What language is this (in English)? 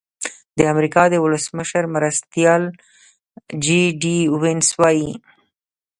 Pashto